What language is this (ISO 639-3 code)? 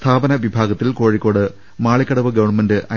mal